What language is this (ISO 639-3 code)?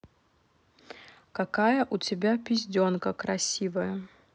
rus